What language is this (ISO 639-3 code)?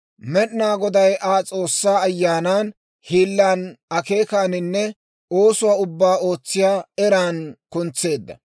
dwr